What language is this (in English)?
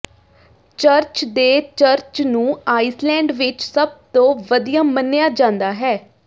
Punjabi